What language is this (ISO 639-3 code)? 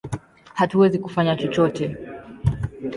swa